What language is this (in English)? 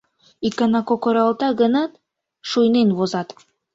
Mari